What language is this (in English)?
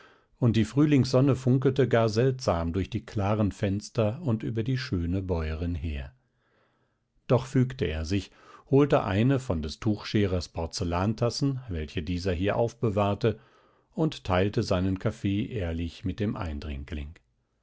German